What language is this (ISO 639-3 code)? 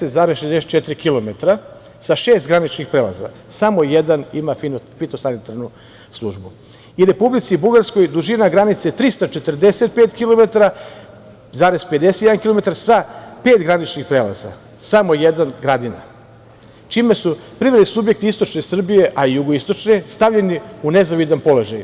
srp